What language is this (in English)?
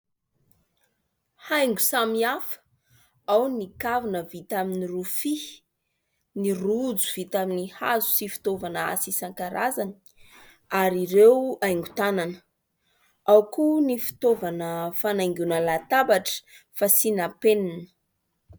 Malagasy